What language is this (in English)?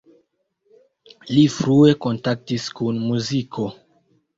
Esperanto